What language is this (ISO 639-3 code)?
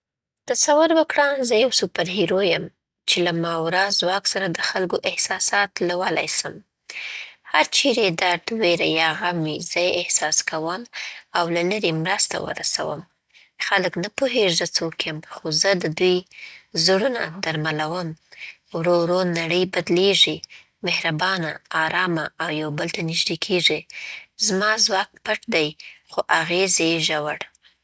pbt